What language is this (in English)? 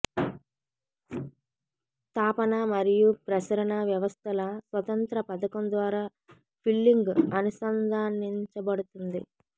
Telugu